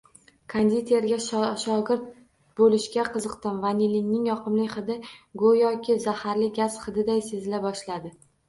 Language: Uzbek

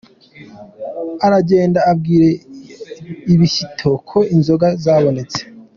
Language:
Kinyarwanda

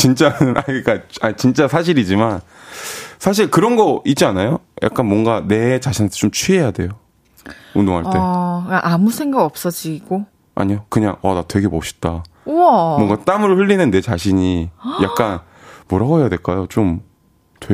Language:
Korean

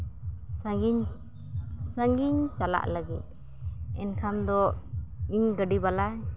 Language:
Santali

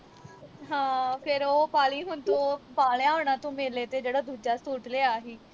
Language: Punjabi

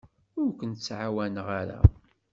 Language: Kabyle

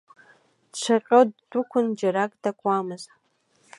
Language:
Abkhazian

